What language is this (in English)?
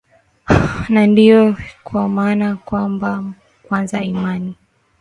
Swahili